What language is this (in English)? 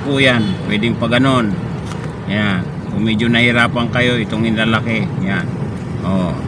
Filipino